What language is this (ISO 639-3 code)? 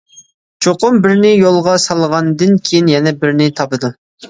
uig